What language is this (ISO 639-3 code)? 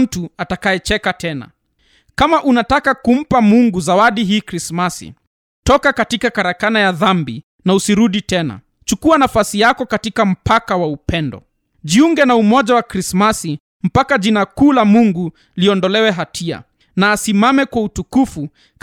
swa